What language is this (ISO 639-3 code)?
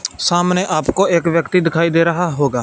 hin